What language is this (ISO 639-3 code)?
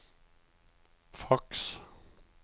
nor